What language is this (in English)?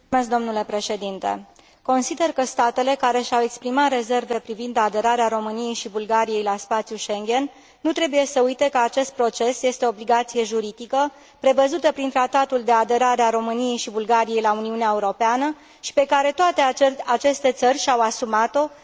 Romanian